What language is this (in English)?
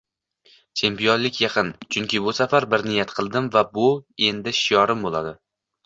Uzbek